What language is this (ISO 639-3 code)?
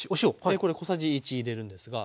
jpn